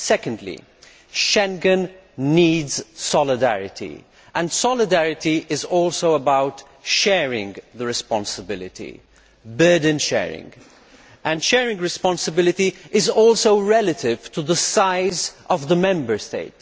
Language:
English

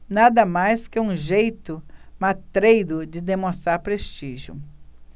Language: Portuguese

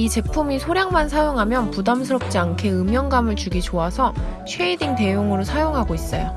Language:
Korean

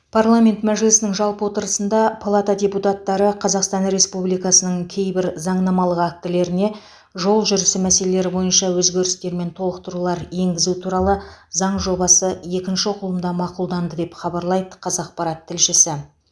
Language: Kazakh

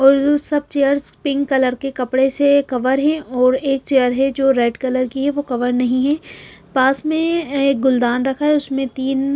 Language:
Hindi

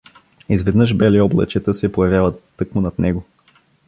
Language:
Bulgarian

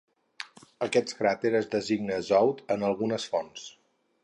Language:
Catalan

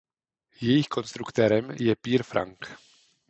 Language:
Czech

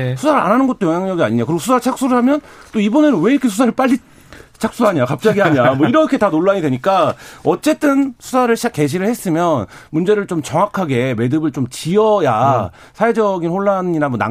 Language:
Korean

